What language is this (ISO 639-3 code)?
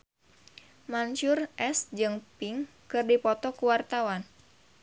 sun